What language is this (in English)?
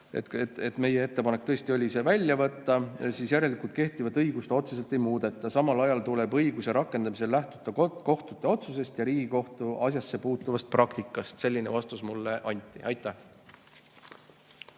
Estonian